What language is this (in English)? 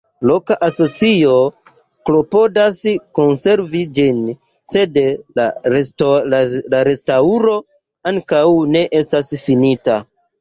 Esperanto